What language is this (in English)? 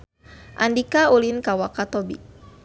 Sundanese